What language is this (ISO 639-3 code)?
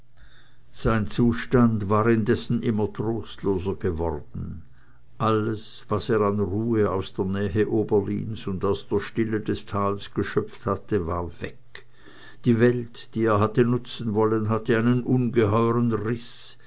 deu